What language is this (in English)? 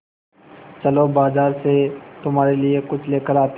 Hindi